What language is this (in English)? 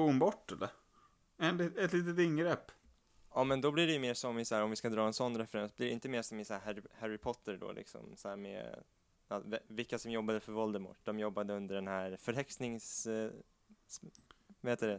Swedish